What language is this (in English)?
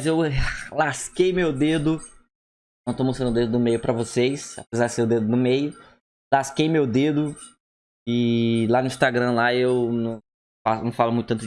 Portuguese